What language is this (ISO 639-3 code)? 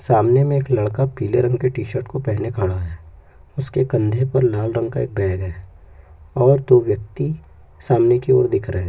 hin